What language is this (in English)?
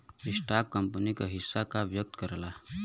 Bhojpuri